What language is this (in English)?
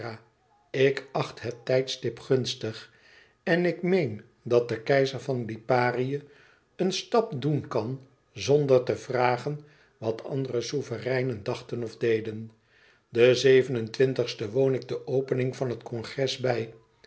Dutch